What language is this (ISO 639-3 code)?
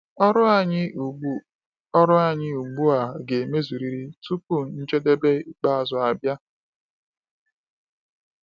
ibo